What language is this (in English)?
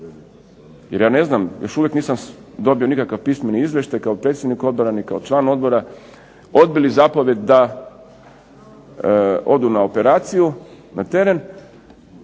Croatian